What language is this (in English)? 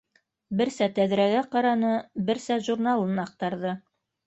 Bashkir